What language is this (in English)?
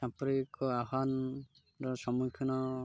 Odia